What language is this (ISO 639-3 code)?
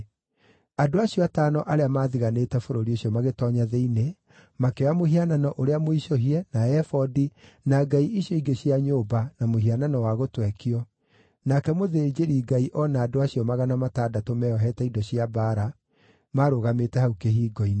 kik